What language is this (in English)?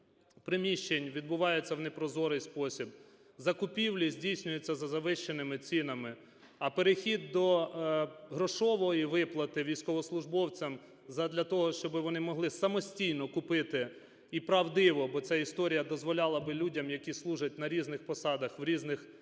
Ukrainian